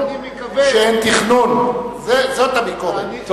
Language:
Hebrew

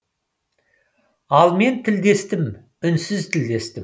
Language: Kazakh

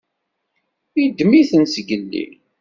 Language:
Kabyle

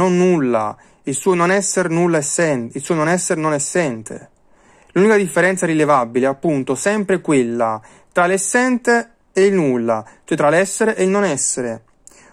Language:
Italian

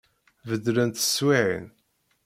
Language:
Kabyle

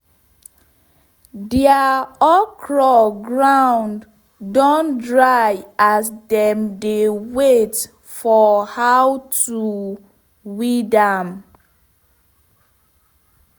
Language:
Nigerian Pidgin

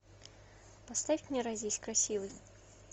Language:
Russian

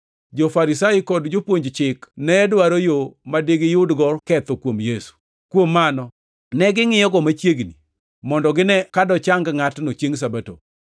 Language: Luo (Kenya and Tanzania)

